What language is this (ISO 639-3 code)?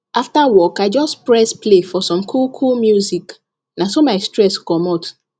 pcm